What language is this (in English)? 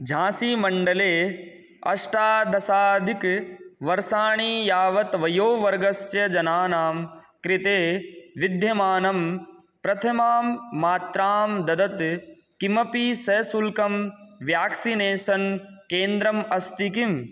Sanskrit